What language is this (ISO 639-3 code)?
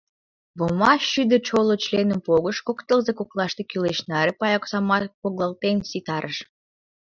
chm